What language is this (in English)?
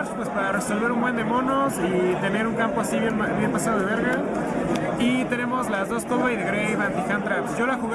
Spanish